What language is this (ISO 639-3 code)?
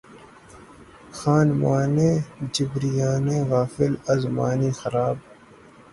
urd